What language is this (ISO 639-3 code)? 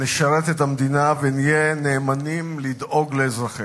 heb